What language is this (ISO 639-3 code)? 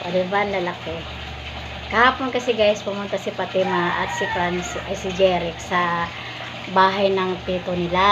fil